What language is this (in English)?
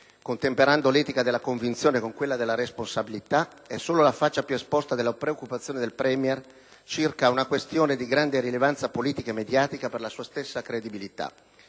Italian